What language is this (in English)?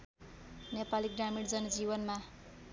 Nepali